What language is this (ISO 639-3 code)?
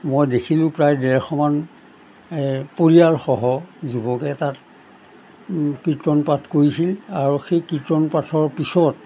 asm